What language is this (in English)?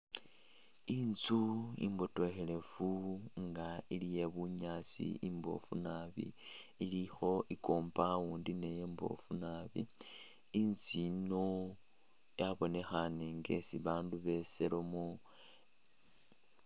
Masaaba